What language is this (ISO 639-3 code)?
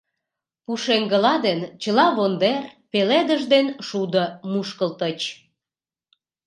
chm